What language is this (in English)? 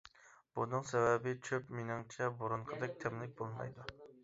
Uyghur